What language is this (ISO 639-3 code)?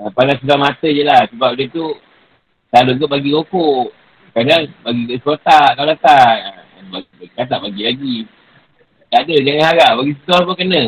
msa